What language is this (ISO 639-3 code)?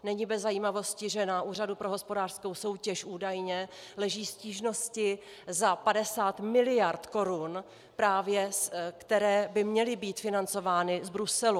ces